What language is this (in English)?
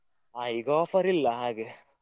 Kannada